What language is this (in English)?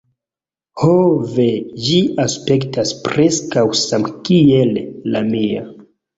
Esperanto